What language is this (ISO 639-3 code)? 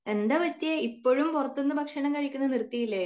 mal